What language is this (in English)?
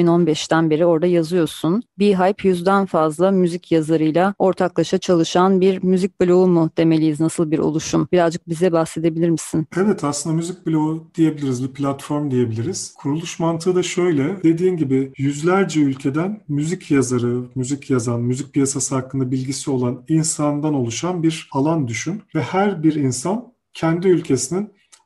Turkish